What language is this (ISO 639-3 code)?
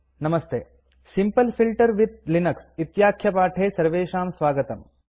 san